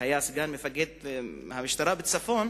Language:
Hebrew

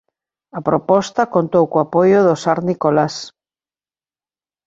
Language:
Galician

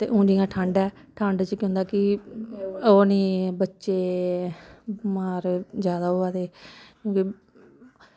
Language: Dogri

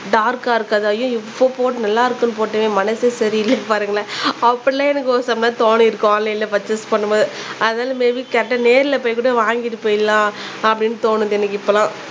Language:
Tamil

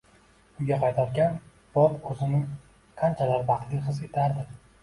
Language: Uzbek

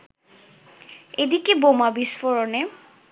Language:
Bangla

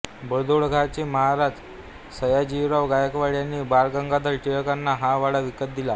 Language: Marathi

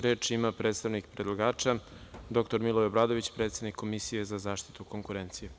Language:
Serbian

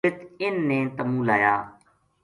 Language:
Gujari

